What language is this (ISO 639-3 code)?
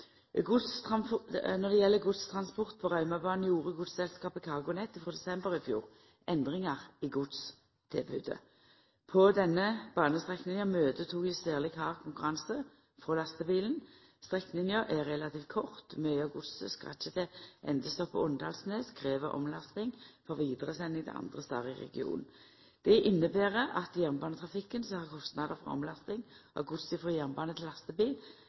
nno